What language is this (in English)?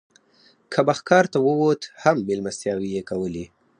Pashto